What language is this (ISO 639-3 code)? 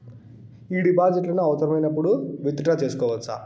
tel